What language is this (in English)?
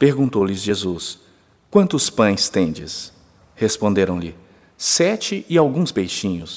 Portuguese